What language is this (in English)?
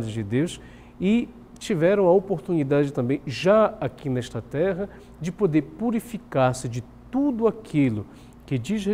Portuguese